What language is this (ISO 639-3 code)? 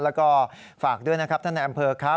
tha